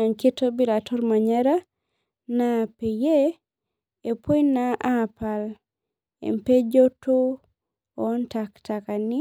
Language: Masai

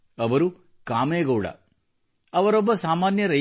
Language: Kannada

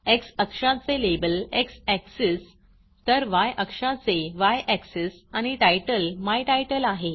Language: Marathi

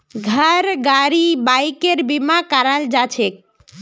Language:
Magahi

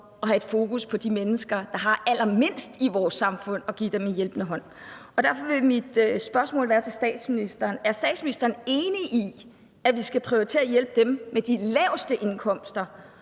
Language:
Danish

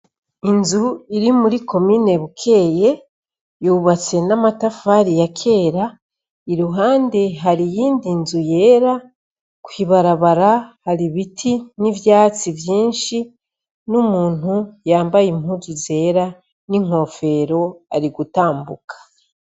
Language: Rundi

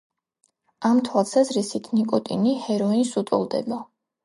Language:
Georgian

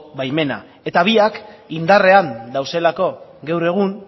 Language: Basque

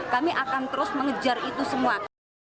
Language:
Indonesian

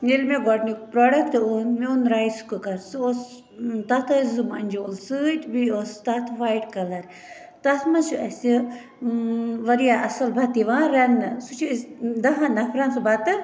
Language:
Kashmiri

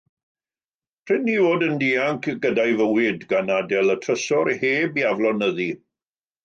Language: Welsh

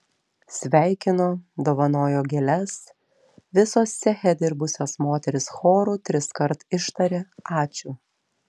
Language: Lithuanian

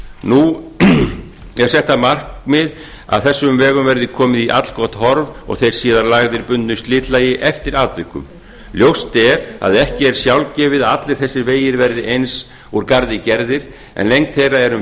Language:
Icelandic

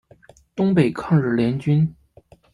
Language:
Chinese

